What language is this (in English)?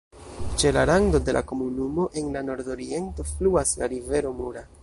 Esperanto